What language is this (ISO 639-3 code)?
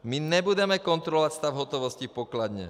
ces